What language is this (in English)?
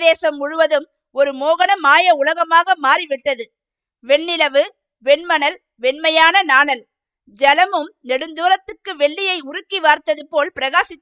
Tamil